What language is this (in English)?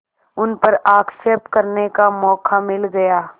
Hindi